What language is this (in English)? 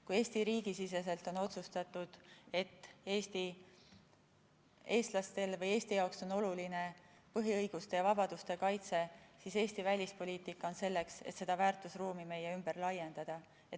Estonian